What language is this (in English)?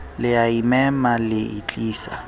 Southern Sotho